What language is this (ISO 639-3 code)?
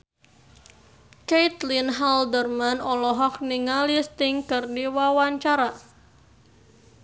sun